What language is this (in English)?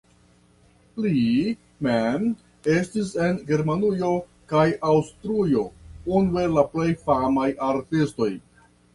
Esperanto